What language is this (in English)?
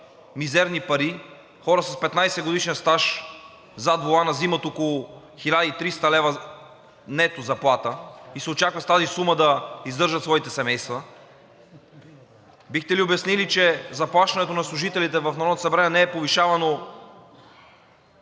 Bulgarian